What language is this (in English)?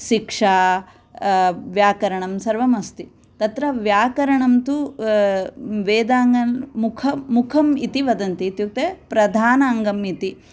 Sanskrit